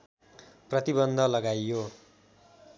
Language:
Nepali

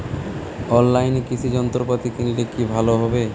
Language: Bangla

